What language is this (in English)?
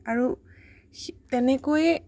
Assamese